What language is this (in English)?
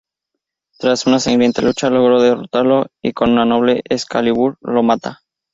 Spanish